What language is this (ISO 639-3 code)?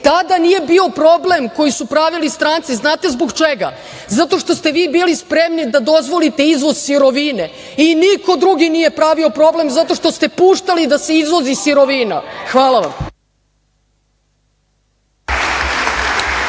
srp